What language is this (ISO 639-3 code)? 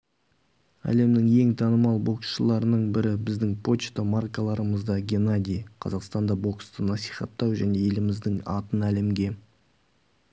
kaz